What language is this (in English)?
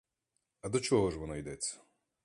Ukrainian